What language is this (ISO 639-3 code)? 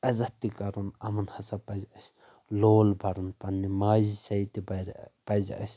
kas